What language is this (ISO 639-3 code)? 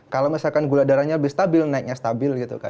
ind